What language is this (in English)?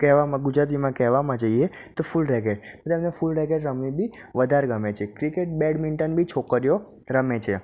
Gujarati